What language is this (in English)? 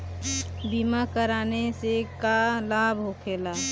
Bhojpuri